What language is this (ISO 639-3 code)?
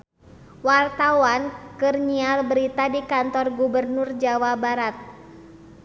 sun